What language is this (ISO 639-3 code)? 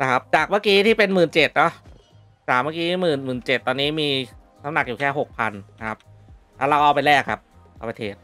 tha